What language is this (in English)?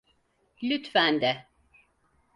Turkish